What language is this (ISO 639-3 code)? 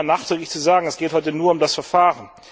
deu